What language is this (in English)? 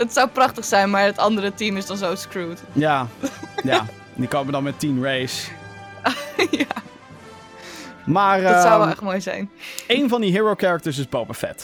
Dutch